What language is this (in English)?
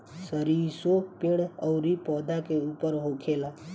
Bhojpuri